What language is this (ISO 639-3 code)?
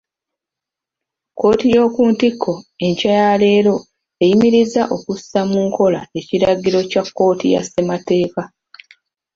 lug